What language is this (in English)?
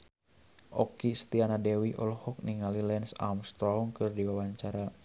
Sundanese